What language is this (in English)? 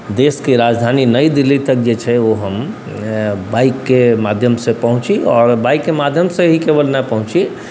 Maithili